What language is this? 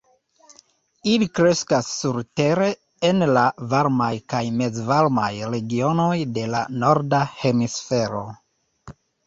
Esperanto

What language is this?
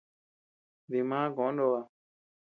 Tepeuxila Cuicatec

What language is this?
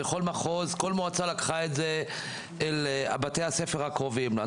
Hebrew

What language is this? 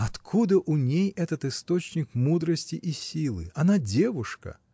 Russian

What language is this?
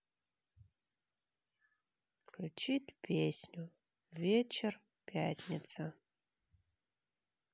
Russian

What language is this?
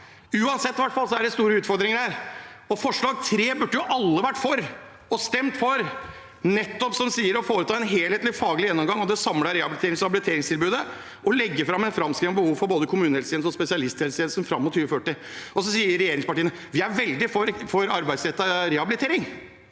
Norwegian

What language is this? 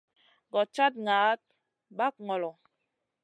Masana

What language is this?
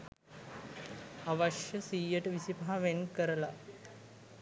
Sinhala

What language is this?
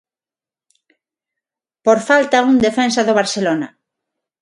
Galician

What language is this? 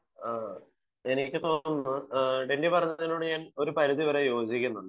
Malayalam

